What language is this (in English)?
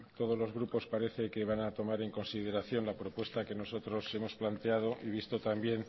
Spanish